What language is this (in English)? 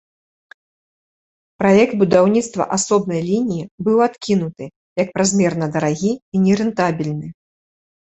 Belarusian